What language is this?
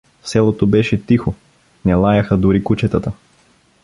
Bulgarian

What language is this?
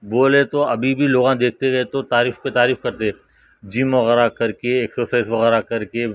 Urdu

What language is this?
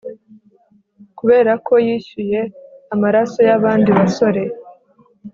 Kinyarwanda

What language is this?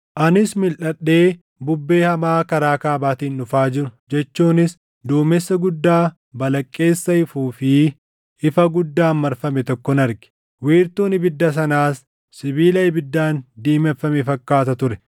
Oromo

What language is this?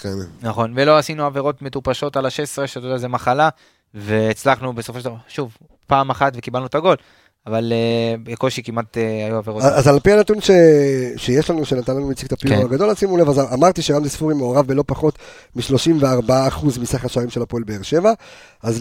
Hebrew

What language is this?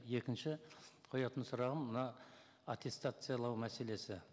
Kazakh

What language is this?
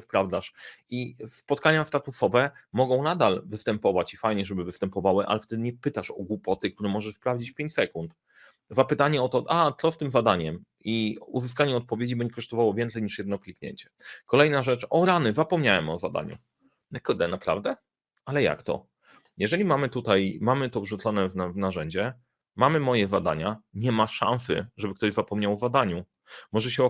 Polish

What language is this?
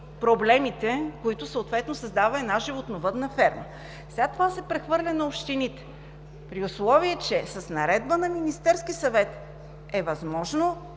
Bulgarian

